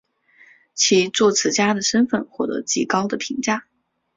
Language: Chinese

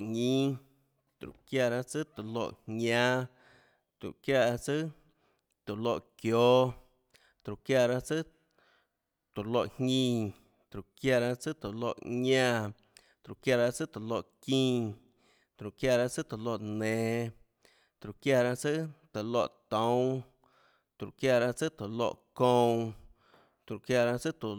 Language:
Tlacoatzintepec Chinantec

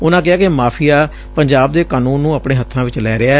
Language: Punjabi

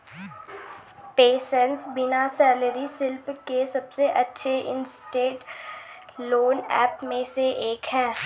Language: Hindi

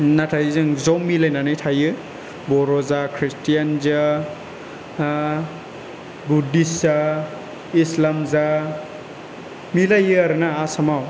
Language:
Bodo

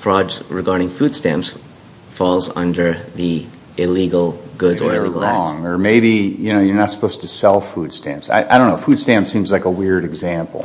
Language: English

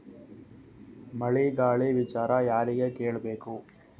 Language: Kannada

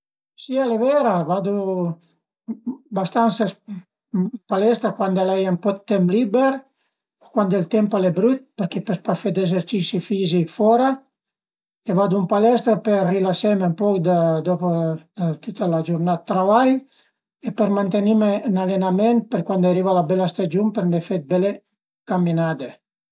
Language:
Piedmontese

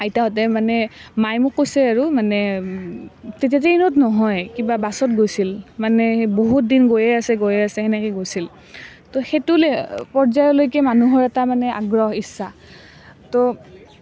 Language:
Assamese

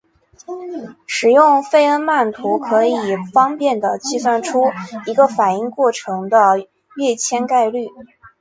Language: Chinese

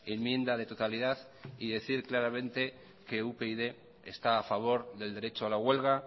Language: Spanish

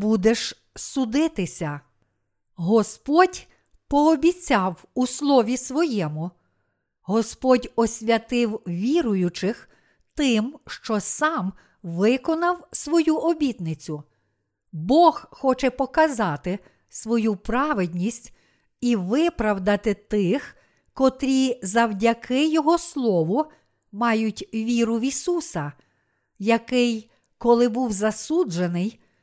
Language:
Ukrainian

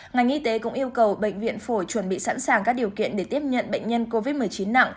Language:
Vietnamese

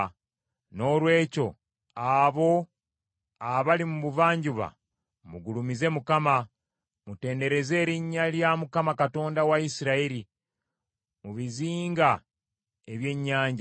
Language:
Ganda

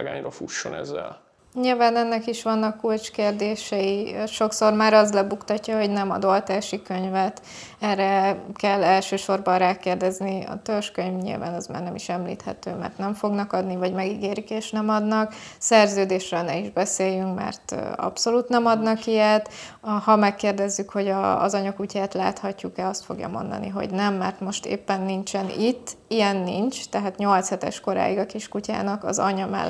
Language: Hungarian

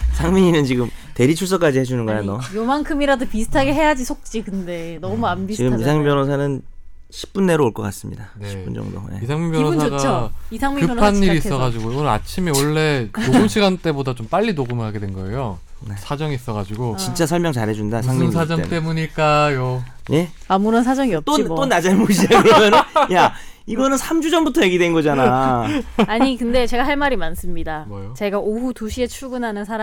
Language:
Korean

